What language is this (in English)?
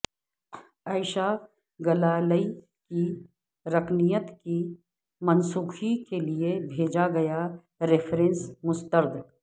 Urdu